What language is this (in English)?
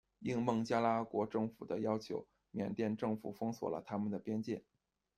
Chinese